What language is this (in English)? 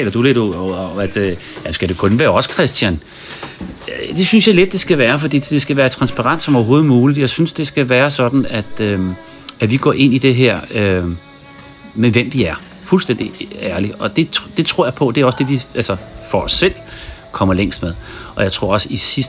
Danish